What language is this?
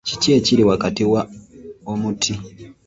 Ganda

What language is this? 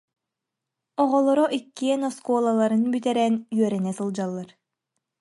Yakut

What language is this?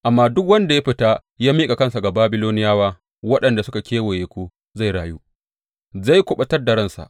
Hausa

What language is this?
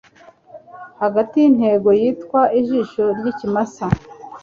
Kinyarwanda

